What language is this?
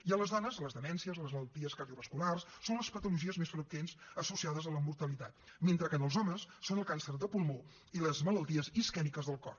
Catalan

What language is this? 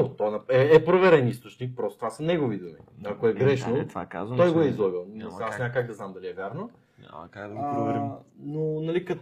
Bulgarian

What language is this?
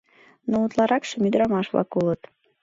Mari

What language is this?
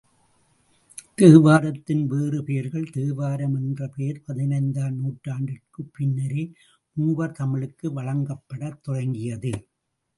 Tamil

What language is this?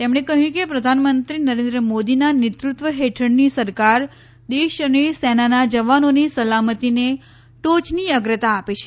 Gujarati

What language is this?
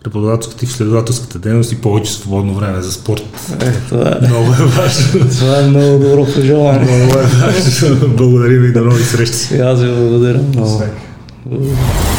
Bulgarian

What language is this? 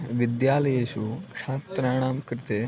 Sanskrit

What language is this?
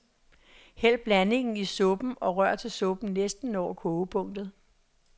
Danish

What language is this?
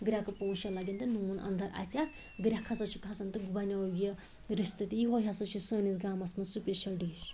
Kashmiri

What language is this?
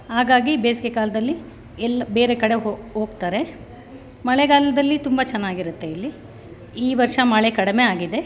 Kannada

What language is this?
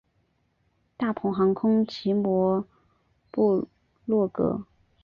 Chinese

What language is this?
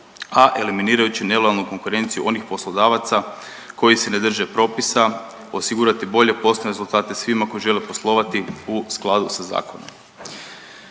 Croatian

